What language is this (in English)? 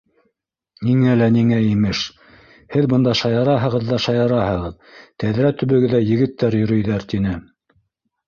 Bashkir